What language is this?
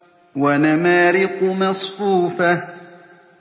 Arabic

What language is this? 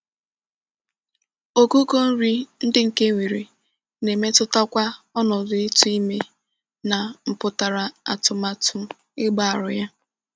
Igbo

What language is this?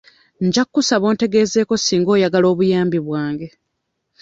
Ganda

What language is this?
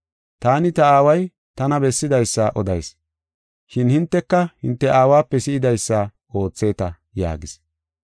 Gofa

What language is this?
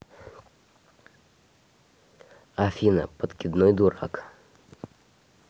Russian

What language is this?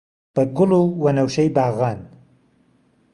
Central Kurdish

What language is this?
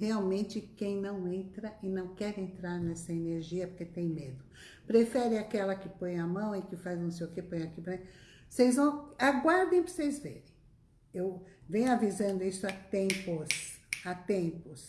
Portuguese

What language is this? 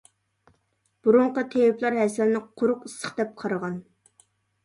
Uyghur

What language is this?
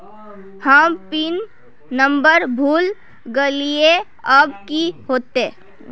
Magahi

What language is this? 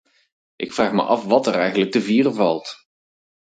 Dutch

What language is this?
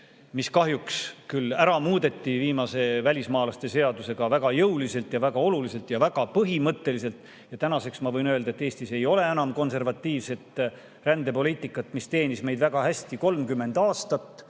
Estonian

